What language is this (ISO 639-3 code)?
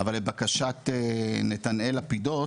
heb